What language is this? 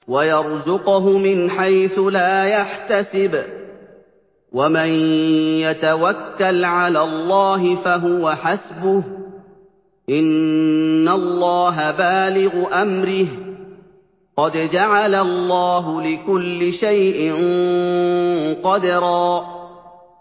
Arabic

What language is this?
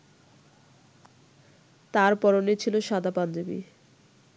Bangla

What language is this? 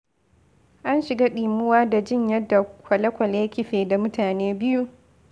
Hausa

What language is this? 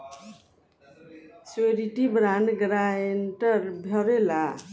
Bhojpuri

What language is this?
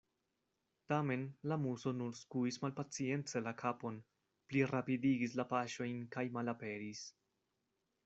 Esperanto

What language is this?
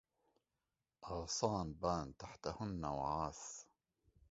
Arabic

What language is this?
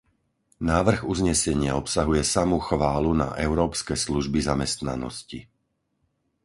Slovak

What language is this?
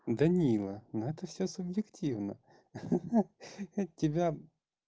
Russian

